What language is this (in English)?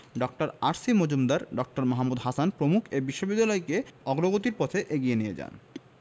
Bangla